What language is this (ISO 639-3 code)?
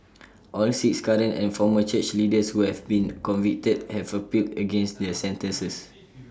eng